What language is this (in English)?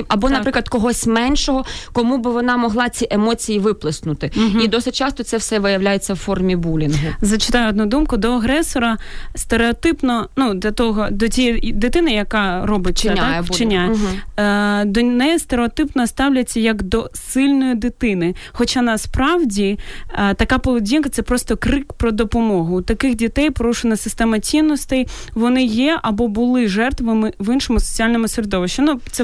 Ukrainian